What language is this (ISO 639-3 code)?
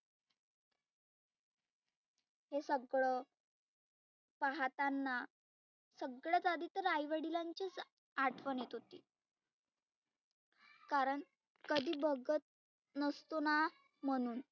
mar